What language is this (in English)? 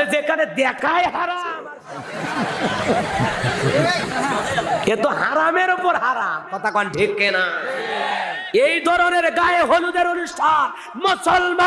Indonesian